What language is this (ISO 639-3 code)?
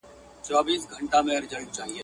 pus